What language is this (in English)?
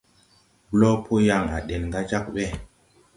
Tupuri